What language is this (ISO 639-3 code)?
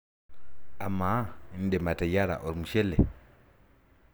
mas